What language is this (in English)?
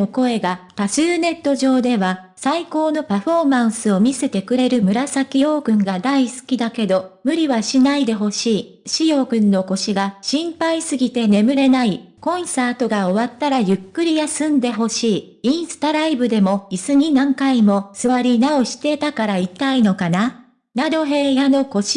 Japanese